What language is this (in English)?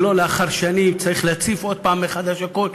Hebrew